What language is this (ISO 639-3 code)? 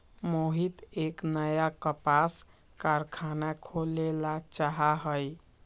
mag